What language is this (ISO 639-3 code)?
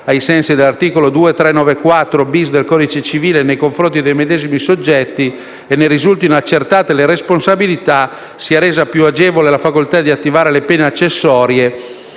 ita